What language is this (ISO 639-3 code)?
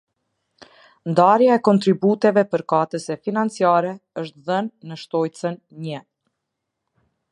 sqi